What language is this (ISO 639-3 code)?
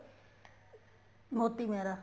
pan